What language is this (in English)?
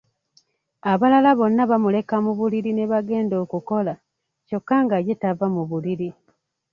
Ganda